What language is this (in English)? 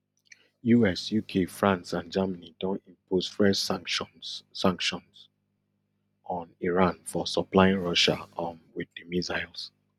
Nigerian Pidgin